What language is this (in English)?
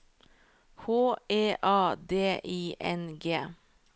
Norwegian